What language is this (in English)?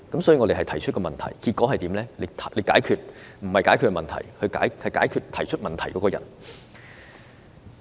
Cantonese